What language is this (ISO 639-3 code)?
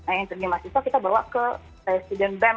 ind